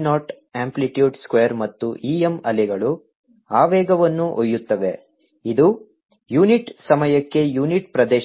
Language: Kannada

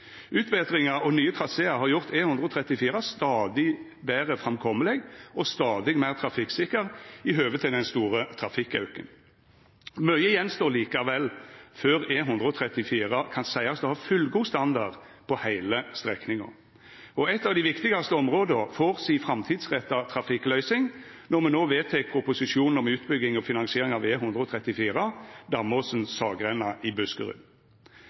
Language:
Norwegian Nynorsk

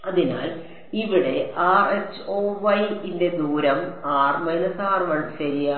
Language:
Malayalam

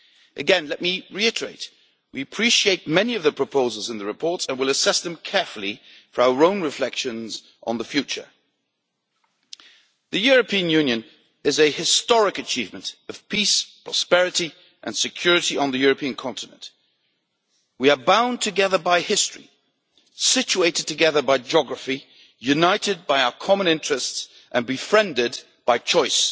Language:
English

